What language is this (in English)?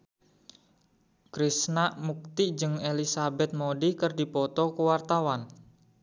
Sundanese